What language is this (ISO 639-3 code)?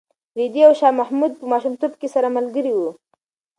pus